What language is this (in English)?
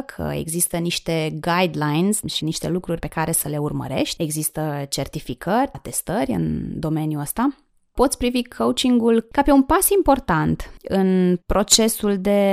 Romanian